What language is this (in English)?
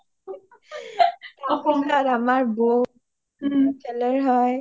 Assamese